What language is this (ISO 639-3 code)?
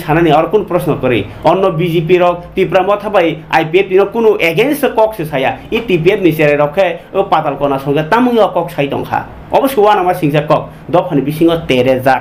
ben